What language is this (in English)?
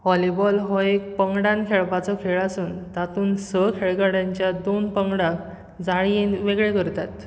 Konkani